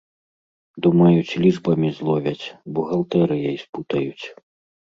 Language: Belarusian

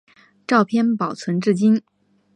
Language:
Chinese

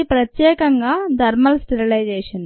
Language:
Telugu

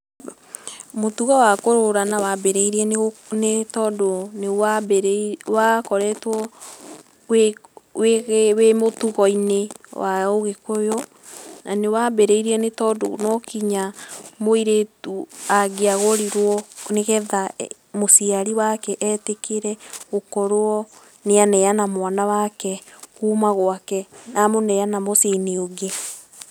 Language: Kikuyu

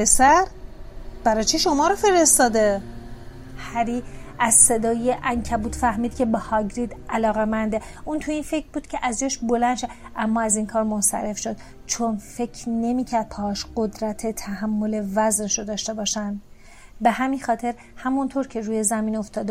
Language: Persian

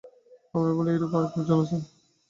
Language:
Bangla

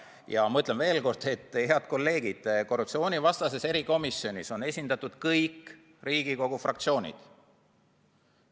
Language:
Estonian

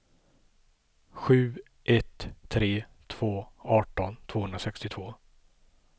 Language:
Swedish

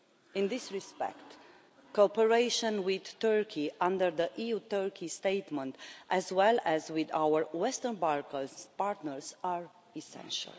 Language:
English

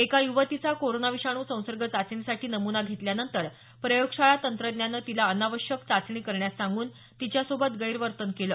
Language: Marathi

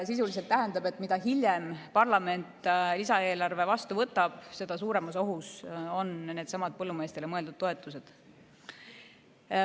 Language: Estonian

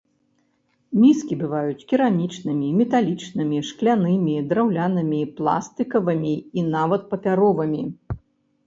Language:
Belarusian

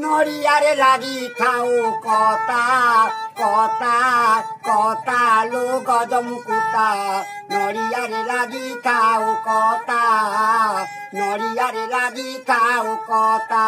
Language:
Thai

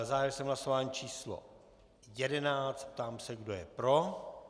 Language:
Czech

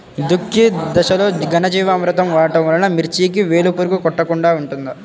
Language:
Telugu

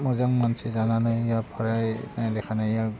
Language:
Bodo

